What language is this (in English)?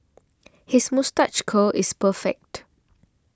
English